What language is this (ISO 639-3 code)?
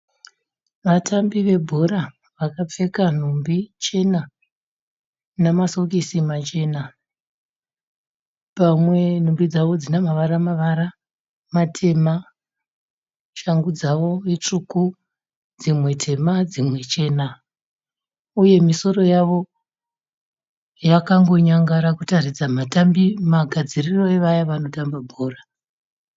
sna